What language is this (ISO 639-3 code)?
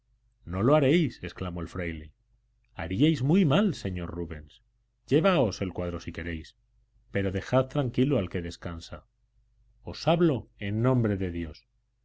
spa